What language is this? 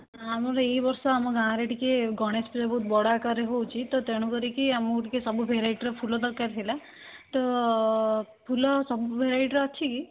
Odia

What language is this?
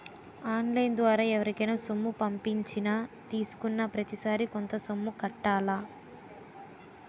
Telugu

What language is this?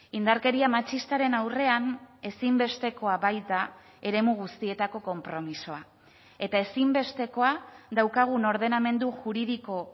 Basque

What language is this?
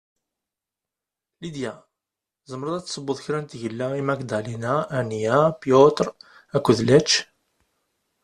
Kabyle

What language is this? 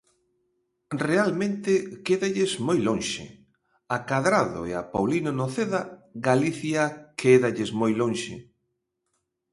Galician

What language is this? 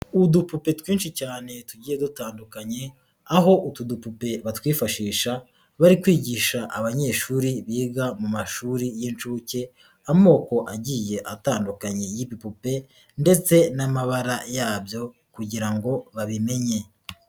Kinyarwanda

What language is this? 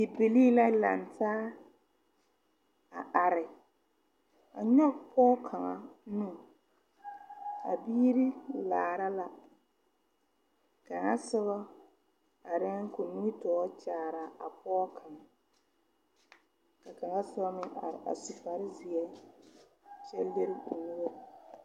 Southern Dagaare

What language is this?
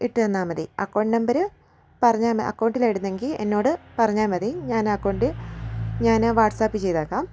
Malayalam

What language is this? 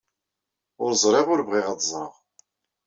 Kabyle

